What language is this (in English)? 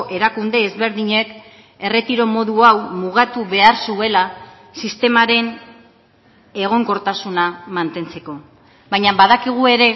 Basque